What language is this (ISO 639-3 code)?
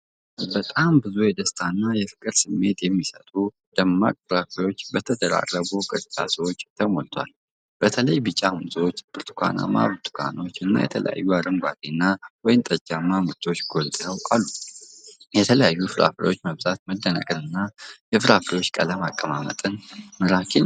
amh